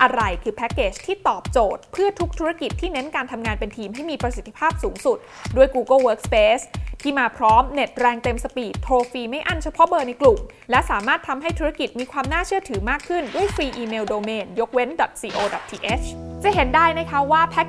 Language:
Thai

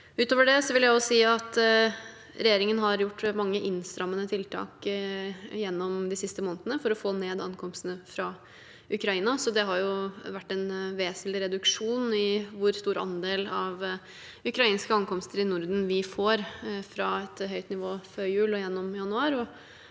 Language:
Norwegian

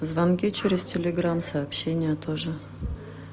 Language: Russian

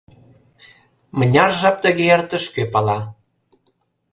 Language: Mari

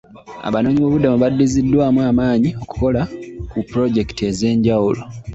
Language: Ganda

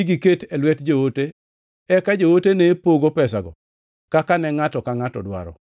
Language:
Luo (Kenya and Tanzania)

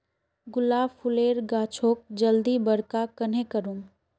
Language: Magahi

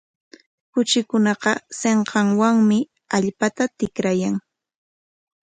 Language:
Corongo Ancash Quechua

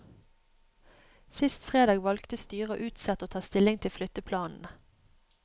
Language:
Norwegian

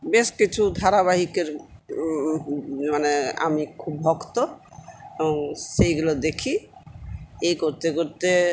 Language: Bangla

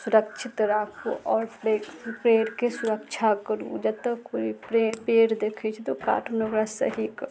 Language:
Maithili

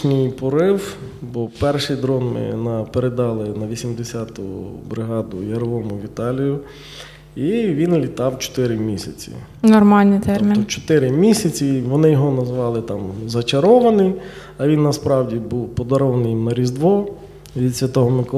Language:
Ukrainian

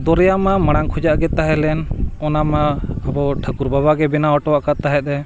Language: Santali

